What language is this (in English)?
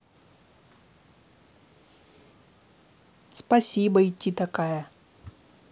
Russian